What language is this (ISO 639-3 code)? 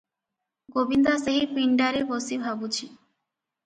ori